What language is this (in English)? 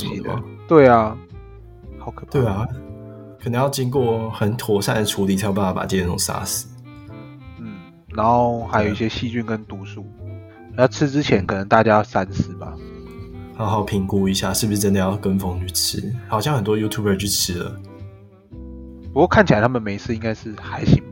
Chinese